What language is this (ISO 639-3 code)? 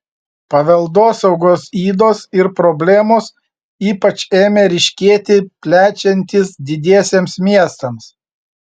lit